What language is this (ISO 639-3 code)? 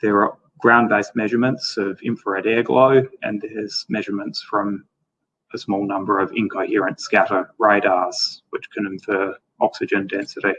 eng